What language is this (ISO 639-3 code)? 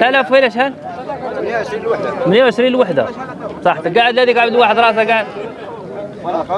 ara